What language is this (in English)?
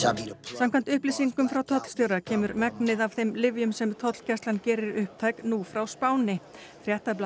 Icelandic